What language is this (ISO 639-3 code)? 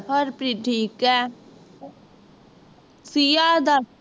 pan